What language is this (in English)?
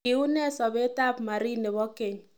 Kalenjin